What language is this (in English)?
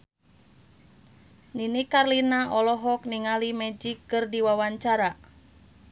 Sundanese